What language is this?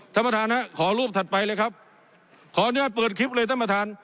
Thai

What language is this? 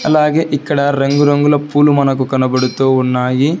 Telugu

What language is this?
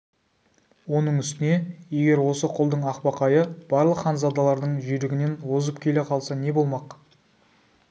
Kazakh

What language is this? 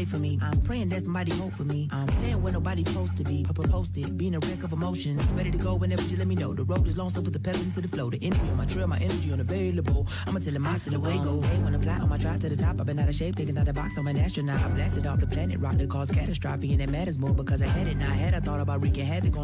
English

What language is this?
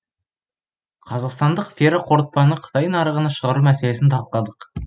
Kazakh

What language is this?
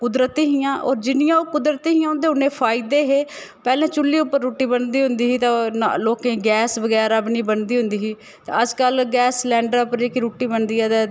Dogri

